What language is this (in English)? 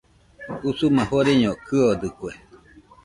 Nüpode Huitoto